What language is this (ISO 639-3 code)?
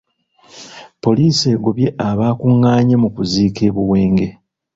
lug